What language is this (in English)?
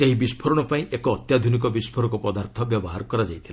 Odia